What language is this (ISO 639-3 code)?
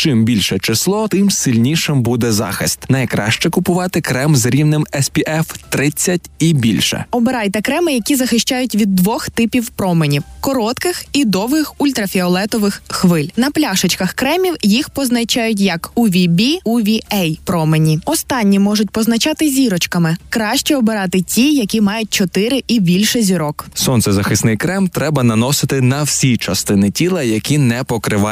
ukr